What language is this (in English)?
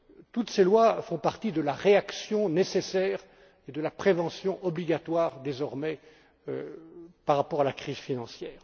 French